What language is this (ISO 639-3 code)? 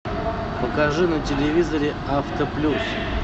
rus